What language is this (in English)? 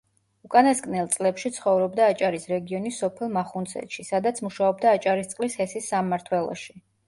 Georgian